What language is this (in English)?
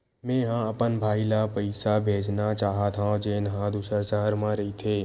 Chhattisgarhi